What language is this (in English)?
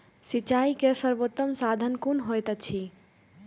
Maithili